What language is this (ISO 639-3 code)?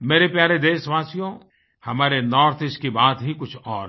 hin